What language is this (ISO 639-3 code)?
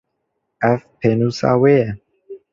kur